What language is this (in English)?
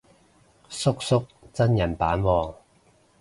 Cantonese